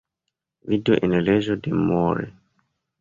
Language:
Esperanto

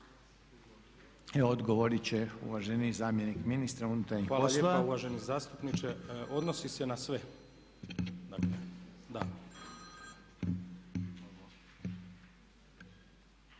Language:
Croatian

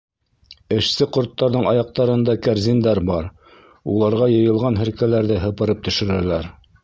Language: Bashkir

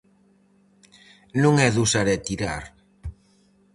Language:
Galician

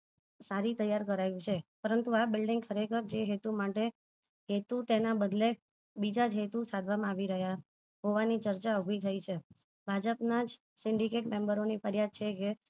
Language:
Gujarati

